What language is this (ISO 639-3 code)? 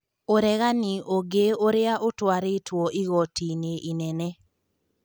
kik